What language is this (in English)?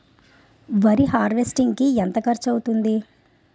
Telugu